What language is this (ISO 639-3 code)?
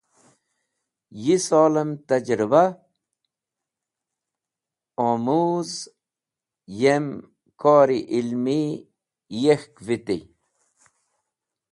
wbl